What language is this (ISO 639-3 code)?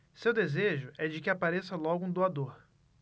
por